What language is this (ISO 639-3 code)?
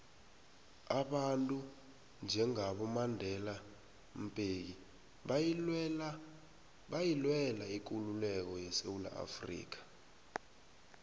nbl